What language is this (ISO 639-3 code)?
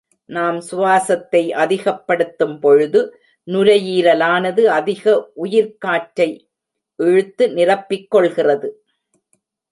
tam